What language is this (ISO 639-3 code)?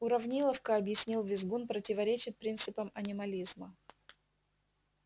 rus